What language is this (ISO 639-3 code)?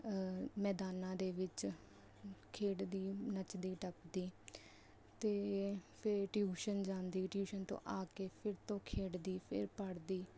pan